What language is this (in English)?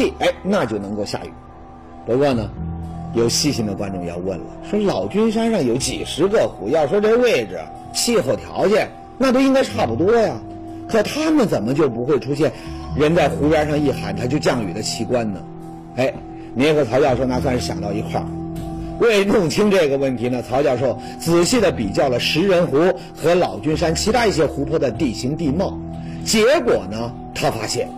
Chinese